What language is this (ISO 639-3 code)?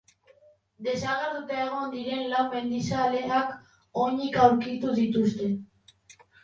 eus